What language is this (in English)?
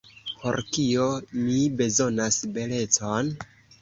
Esperanto